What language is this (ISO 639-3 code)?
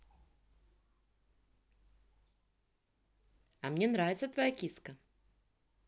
rus